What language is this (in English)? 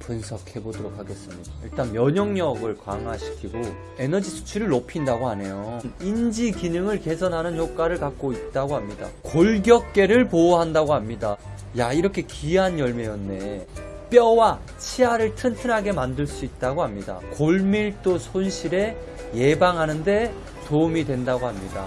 Korean